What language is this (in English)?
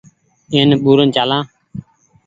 Goaria